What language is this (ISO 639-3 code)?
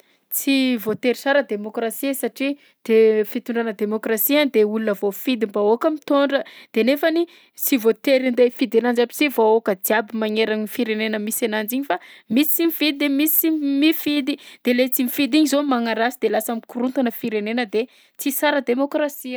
bzc